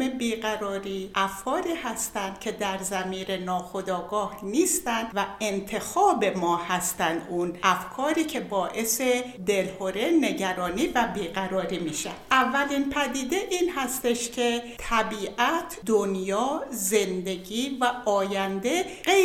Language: Persian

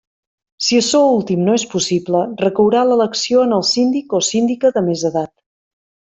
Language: Catalan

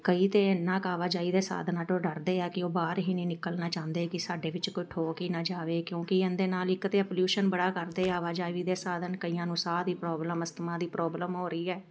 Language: Punjabi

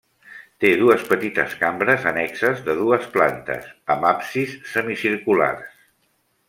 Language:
Catalan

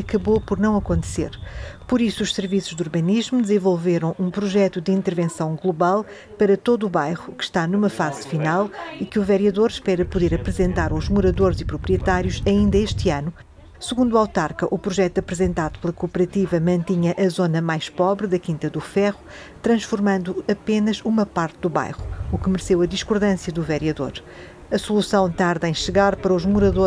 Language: Portuguese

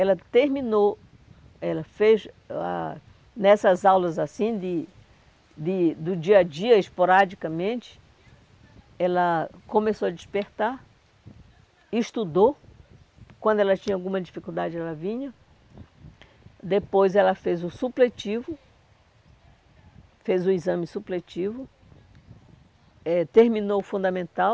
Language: Portuguese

